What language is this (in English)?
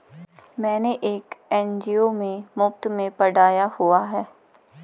Hindi